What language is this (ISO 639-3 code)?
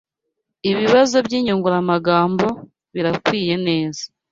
kin